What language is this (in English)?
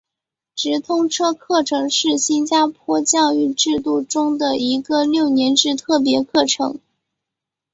Chinese